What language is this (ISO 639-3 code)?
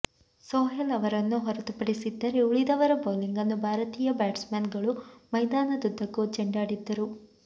kan